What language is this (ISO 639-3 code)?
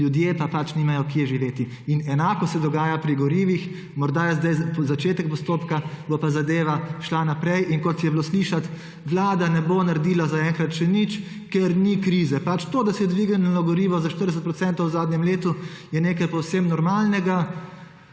slv